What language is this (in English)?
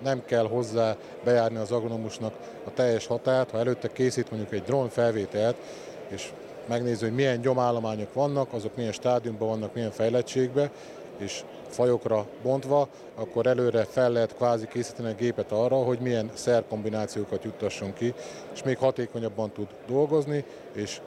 Hungarian